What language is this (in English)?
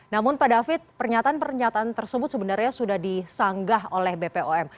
Indonesian